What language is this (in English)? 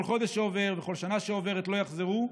Hebrew